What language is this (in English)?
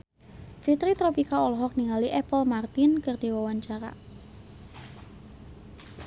Sundanese